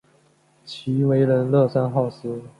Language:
Chinese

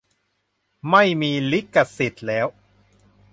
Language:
Thai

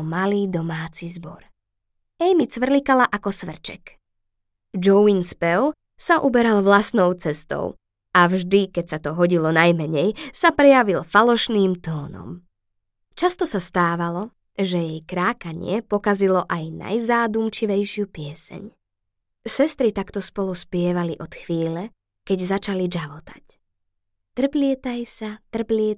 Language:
Slovak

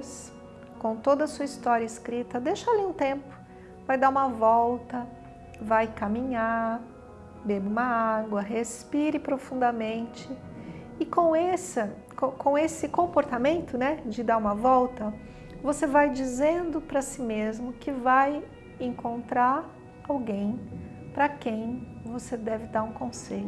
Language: Portuguese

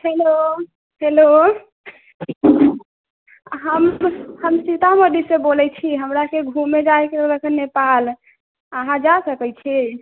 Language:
Maithili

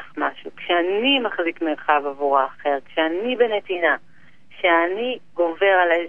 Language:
Hebrew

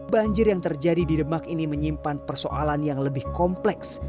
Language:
Indonesian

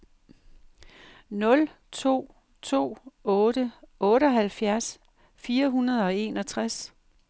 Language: Danish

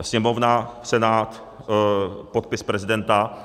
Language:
Czech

